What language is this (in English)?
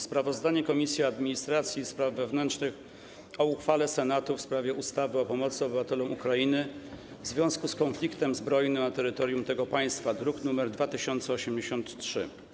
Polish